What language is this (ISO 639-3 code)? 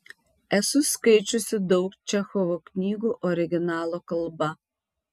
lit